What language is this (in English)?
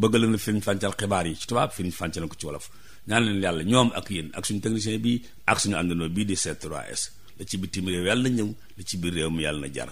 Indonesian